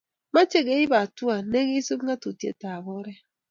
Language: Kalenjin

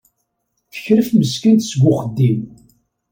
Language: Kabyle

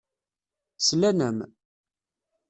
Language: Kabyle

